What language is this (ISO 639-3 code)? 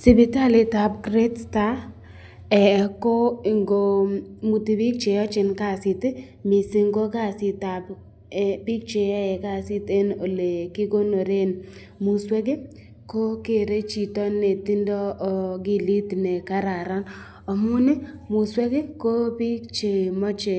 kln